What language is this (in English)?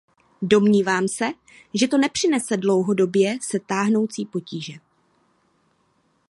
Czech